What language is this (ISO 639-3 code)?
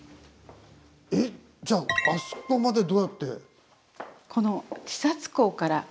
jpn